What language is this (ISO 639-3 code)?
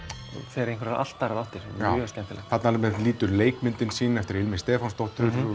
isl